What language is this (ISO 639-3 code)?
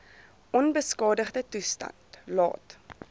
afr